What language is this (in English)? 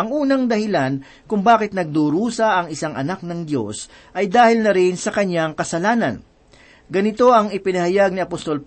Filipino